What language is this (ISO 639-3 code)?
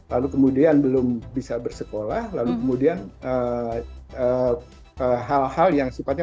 ind